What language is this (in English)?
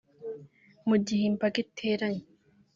Kinyarwanda